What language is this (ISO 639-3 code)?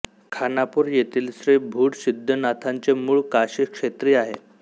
mar